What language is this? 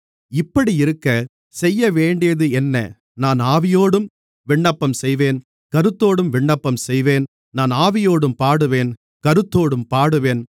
Tamil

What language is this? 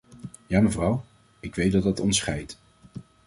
Dutch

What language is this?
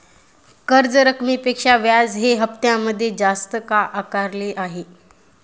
Marathi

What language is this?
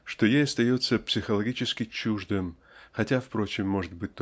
Russian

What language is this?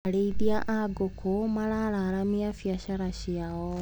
Kikuyu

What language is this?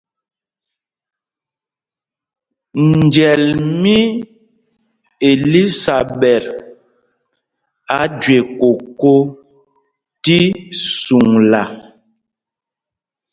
Mpumpong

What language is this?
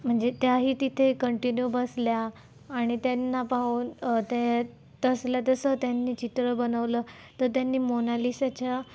Marathi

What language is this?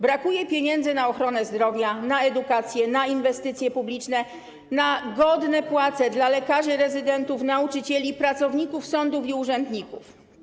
Polish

